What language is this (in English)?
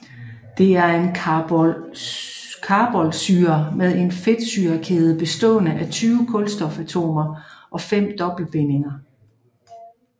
Danish